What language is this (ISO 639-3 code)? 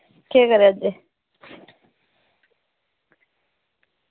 doi